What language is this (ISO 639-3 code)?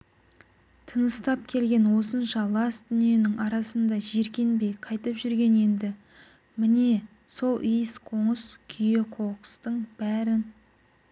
kaz